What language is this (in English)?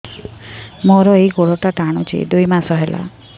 Odia